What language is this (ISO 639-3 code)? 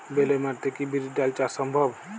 ben